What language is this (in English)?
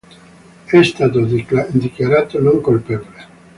Italian